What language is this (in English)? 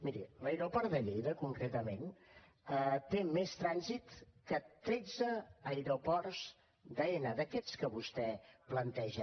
Catalan